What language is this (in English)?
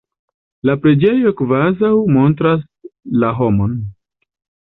Esperanto